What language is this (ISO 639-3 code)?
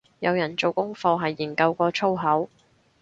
yue